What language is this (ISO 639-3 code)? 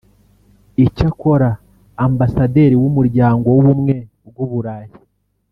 kin